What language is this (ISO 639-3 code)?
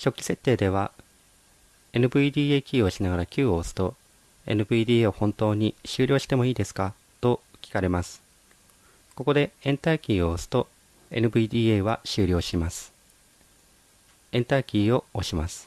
jpn